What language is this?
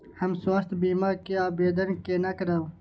Maithili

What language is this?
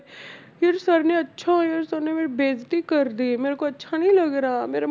Punjabi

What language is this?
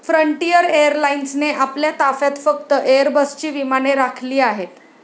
Marathi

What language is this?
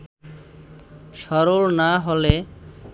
Bangla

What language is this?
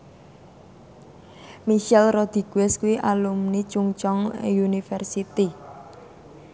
Javanese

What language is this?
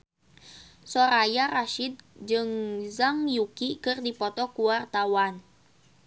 Sundanese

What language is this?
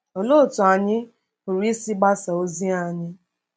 Igbo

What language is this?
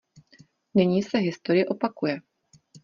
Czech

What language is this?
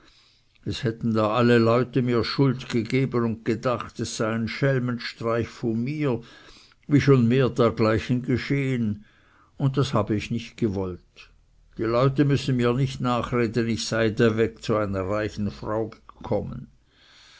German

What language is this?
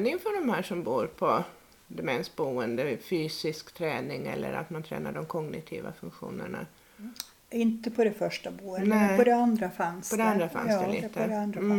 Swedish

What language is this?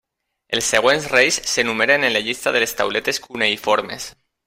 Catalan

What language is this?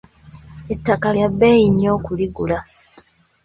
Ganda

